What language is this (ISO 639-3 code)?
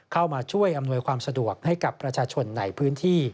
tha